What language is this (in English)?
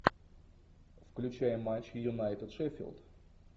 Russian